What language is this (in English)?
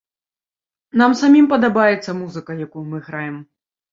Belarusian